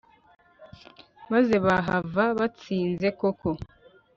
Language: Kinyarwanda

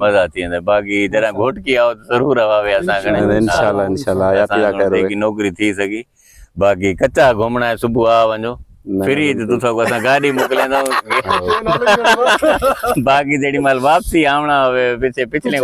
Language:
Hindi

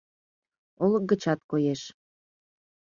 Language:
Mari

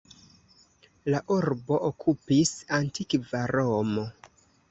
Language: Esperanto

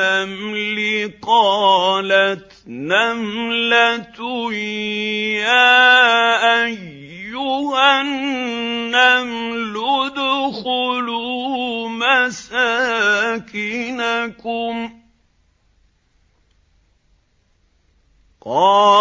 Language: Arabic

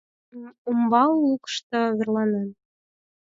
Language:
Mari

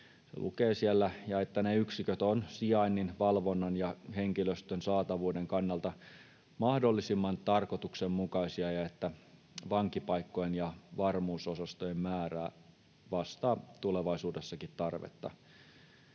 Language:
Finnish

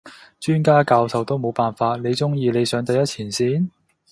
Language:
Cantonese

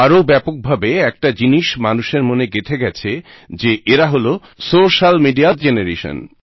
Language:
Bangla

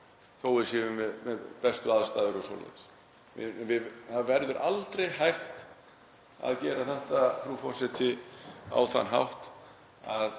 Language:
Icelandic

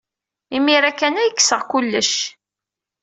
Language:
Kabyle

